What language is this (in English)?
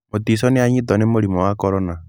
Kikuyu